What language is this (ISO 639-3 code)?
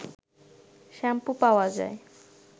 ben